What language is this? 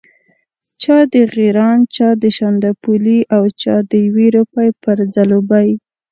Pashto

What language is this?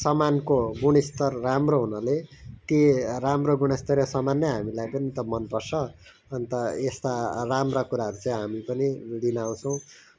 Nepali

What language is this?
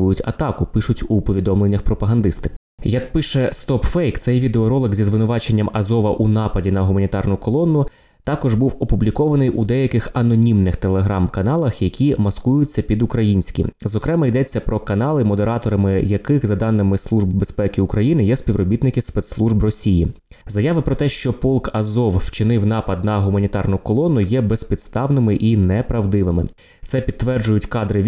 Ukrainian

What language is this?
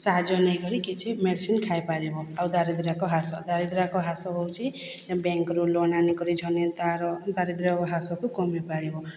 Odia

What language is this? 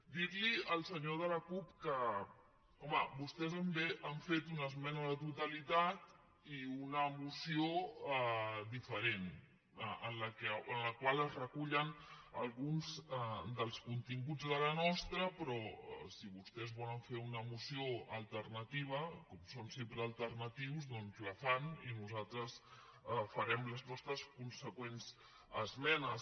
Catalan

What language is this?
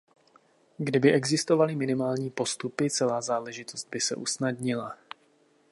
Czech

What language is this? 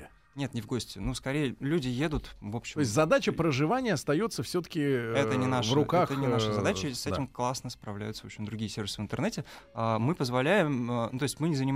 Russian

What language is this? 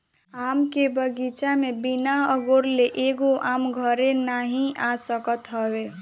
Bhojpuri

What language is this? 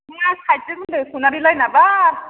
Bodo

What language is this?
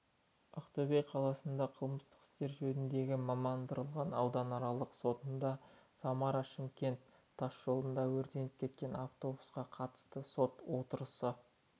Kazakh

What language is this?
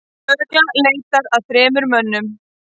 Icelandic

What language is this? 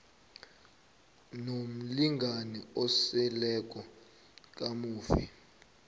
South Ndebele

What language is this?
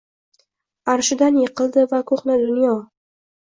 Uzbek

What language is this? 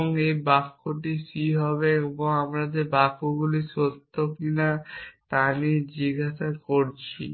Bangla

